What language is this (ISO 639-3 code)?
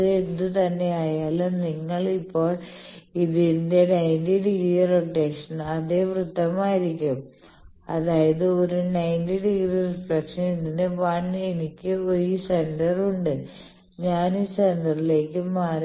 mal